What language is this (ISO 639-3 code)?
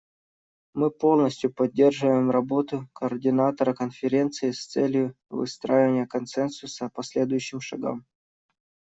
rus